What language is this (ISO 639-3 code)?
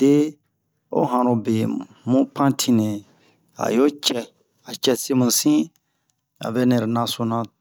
bmq